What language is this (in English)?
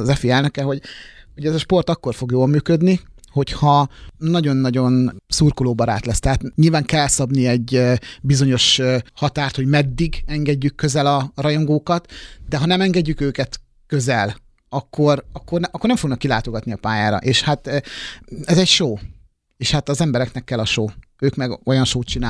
Hungarian